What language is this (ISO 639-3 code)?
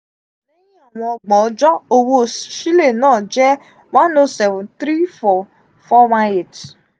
yor